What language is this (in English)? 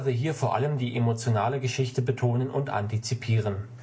German